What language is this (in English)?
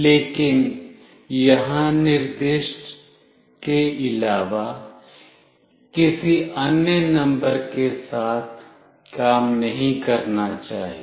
Hindi